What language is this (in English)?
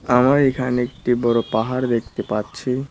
Bangla